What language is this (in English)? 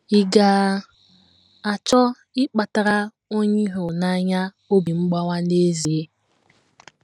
Igbo